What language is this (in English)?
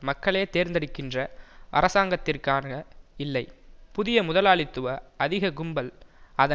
Tamil